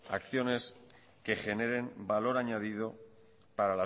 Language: Spanish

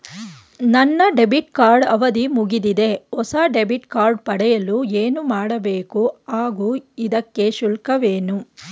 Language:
Kannada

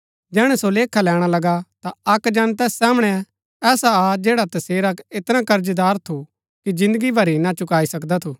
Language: Gaddi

